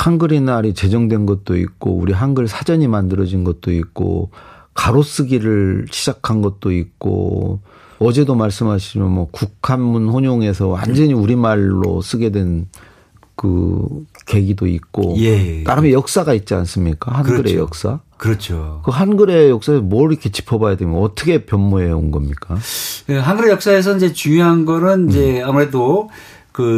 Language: Korean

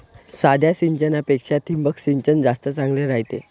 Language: Marathi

